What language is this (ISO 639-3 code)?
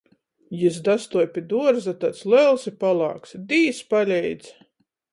ltg